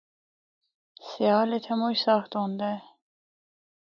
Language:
Northern Hindko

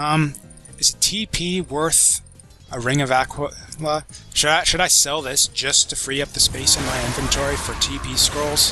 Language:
English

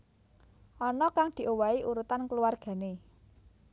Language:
Javanese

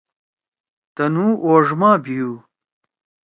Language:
Torwali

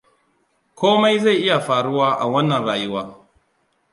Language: Hausa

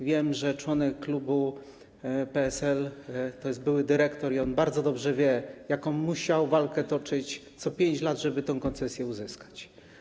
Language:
Polish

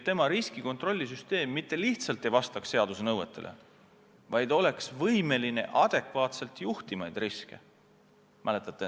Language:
Estonian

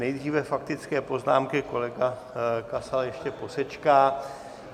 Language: Czech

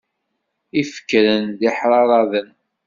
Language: Kabyle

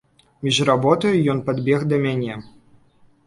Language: Belarusian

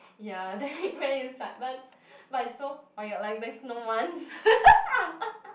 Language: English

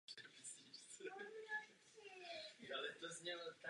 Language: Czech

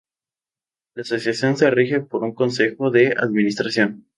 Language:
Spanish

